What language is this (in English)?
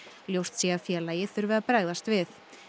Icelandic